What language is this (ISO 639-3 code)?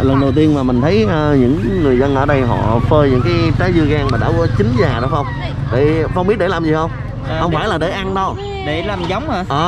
vie